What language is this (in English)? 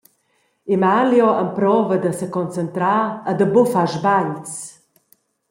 Romansh